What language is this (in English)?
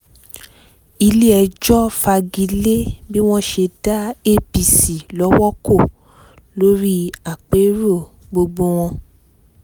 Yoruba